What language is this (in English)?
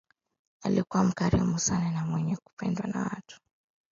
Swahili